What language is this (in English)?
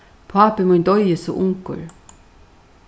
Faroese